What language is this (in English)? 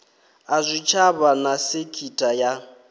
Venda